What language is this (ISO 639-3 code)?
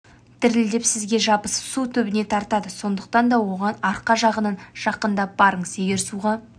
kaz